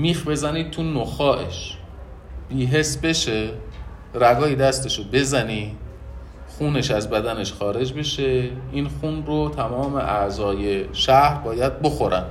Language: Persian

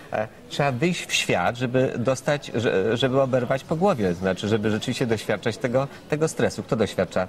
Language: Polish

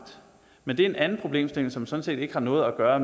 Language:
Danish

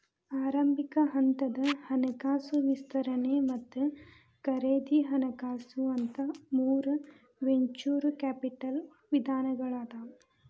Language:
Kannada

